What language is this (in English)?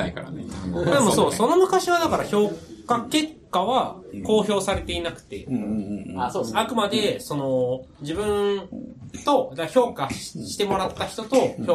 Japanese